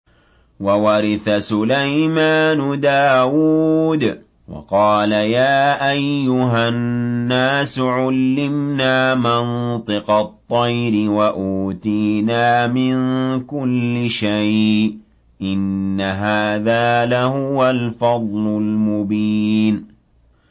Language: Arabic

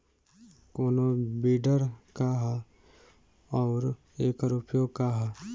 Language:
Bhojpuri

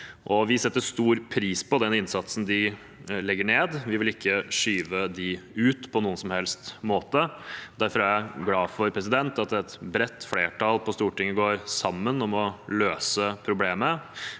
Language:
Norwegian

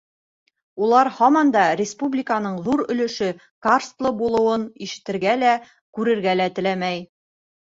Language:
Bashkir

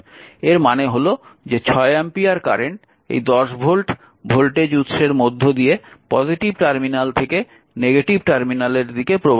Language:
Bangla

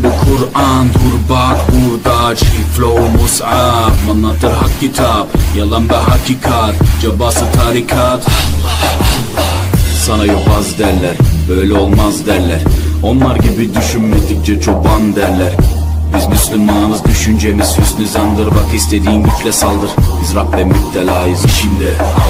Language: Turkish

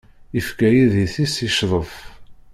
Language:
Kabyle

